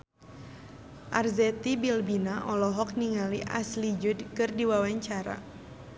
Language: Sundanese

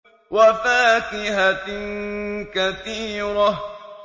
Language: Arabic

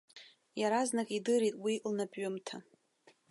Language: Abkhazian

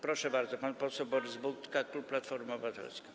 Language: Polish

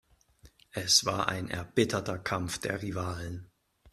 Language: German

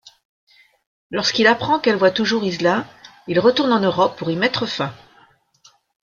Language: French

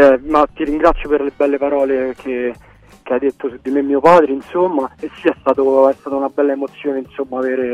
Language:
Italian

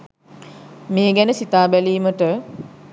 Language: Sinhala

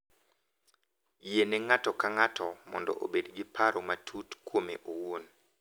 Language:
Luo (Kenya and Tanzania)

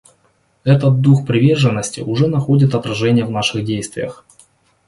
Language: Russian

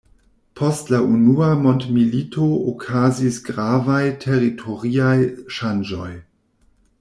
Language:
Esperanto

